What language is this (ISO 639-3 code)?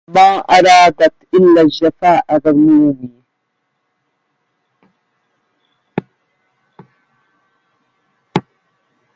ara